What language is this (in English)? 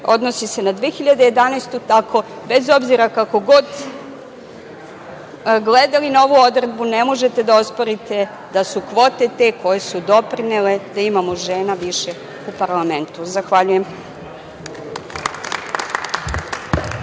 Serbian